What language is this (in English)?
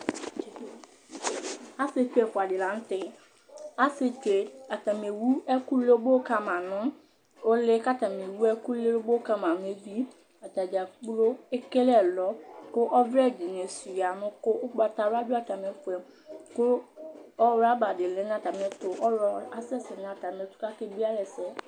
Ikposo